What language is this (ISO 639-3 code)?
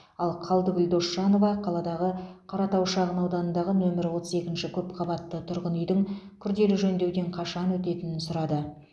kaz